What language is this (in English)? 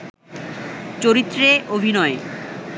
Bangla